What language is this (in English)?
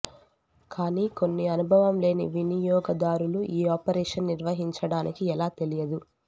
Telugu